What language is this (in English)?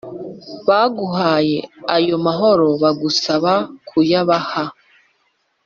Kinyarwanda